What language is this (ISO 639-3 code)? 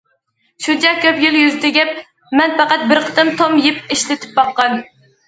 uig